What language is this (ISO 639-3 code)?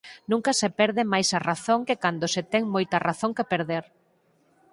glg